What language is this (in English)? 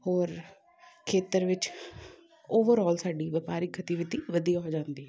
Punjabi